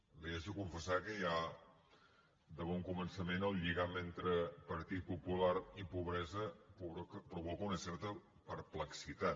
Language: Catalan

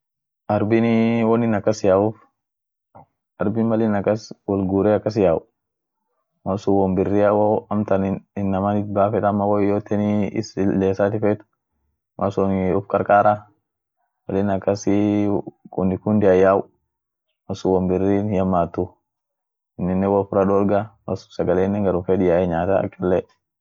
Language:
Orma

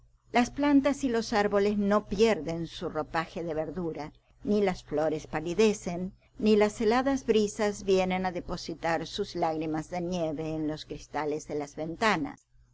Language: Spanish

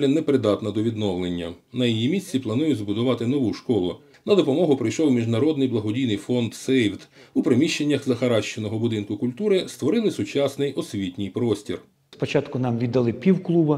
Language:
Ukrainian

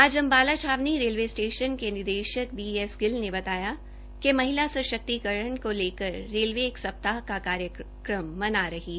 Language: Hindi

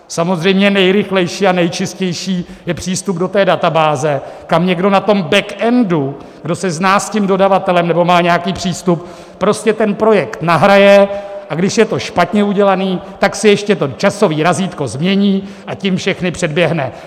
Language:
Czech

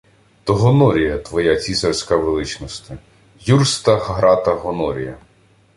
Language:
Ukrainian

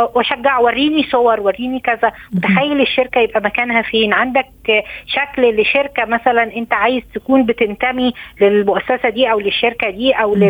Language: Arabic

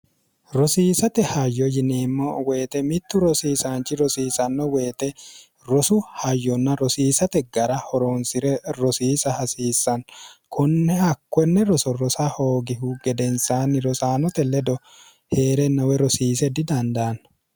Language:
Sidamo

